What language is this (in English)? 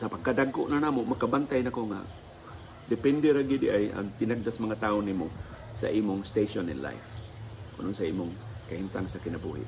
Filipino